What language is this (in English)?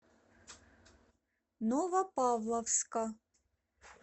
Russian